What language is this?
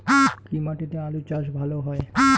Bangla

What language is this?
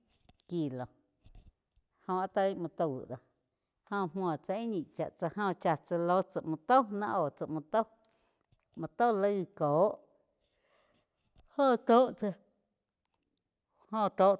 Quiotepec Chinantec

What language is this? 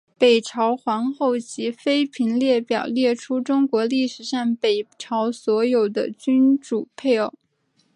Chinese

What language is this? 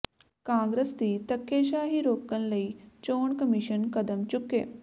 Punjabi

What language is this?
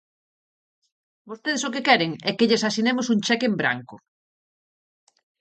Galician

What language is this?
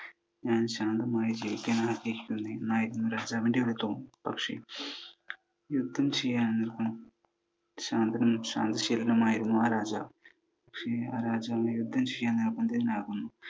Malayalam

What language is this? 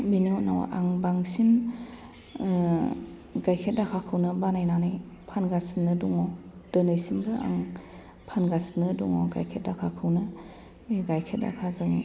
Bodo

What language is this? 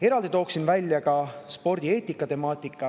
Estonian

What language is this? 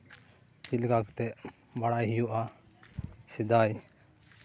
Santali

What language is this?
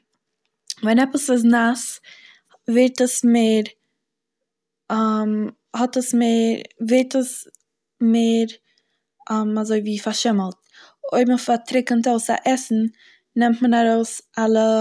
Yiddish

